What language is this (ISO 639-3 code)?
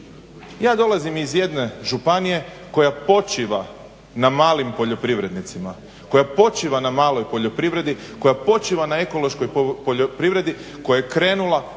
hrv